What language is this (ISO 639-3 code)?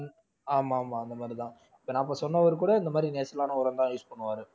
tam